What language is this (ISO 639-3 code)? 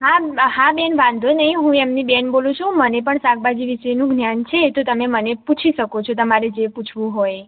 guj